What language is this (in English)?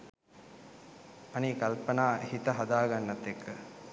Sinhala